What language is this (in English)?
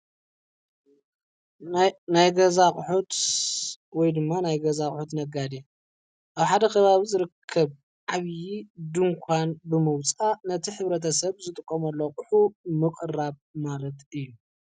Tigrinya